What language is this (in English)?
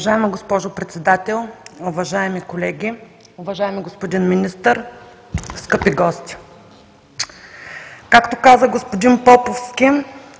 Bulgarian